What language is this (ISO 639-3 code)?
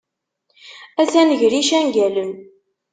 kab